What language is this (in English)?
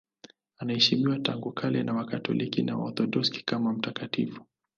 Swahili